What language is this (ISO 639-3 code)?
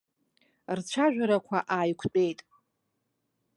abk